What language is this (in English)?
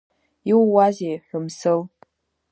Abkhazian